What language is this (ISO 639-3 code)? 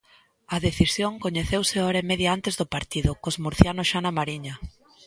glg